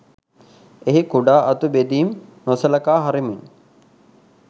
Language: Sinhala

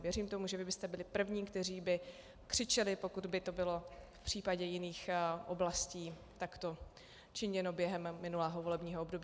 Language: Czech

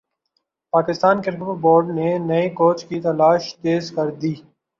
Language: Urdu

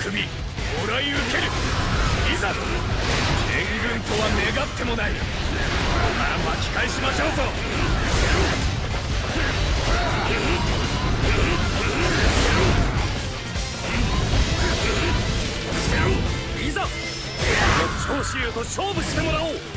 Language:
Japanese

